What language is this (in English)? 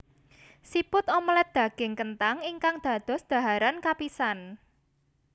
Javanese